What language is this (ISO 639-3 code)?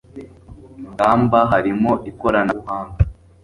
kin